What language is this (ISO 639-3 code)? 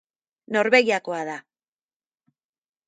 eus